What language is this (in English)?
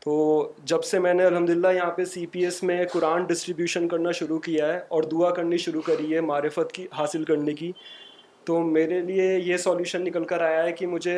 Urdu